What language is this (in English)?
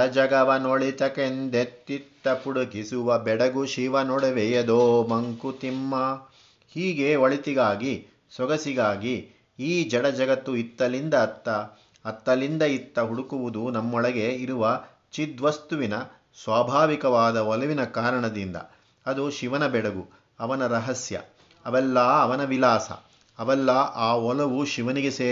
Kannada